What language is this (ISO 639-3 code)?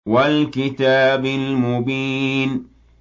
ara